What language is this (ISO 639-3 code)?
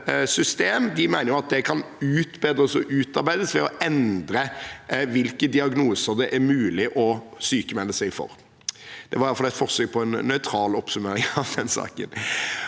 nor